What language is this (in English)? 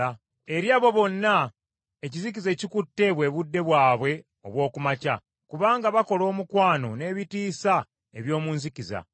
Ganda